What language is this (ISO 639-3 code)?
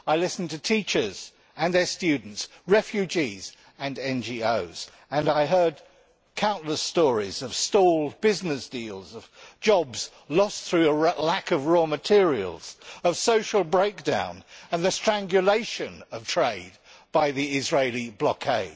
eng